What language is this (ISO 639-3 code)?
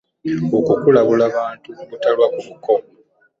lug